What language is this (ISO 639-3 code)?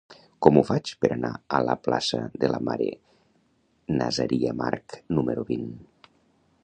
cat